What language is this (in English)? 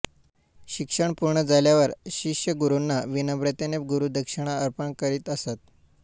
Marathi